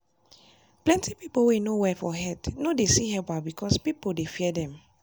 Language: Nigerian Pidgin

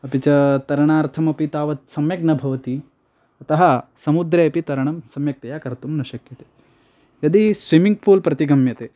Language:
Sanskrit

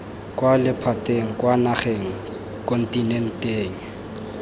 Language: Tswana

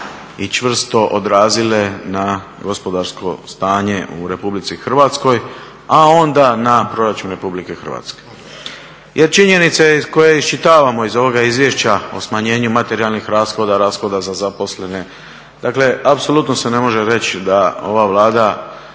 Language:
Croatian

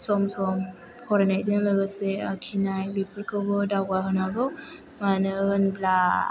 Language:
Bodo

